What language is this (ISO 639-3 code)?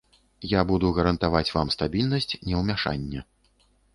bel